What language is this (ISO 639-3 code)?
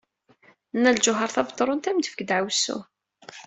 kab